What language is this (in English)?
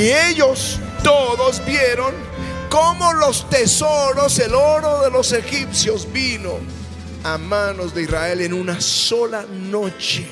Spanish